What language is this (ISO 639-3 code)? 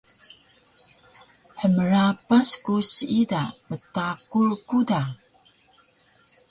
trv